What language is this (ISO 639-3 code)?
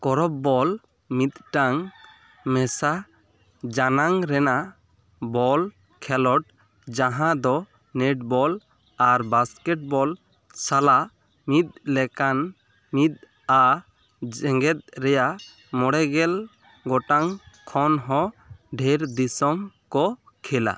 sat